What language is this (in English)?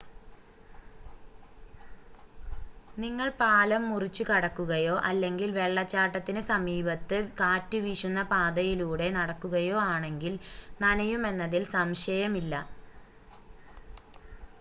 Malayalam